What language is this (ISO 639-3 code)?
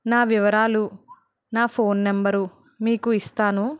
tel